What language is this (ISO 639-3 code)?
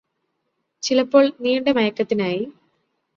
mal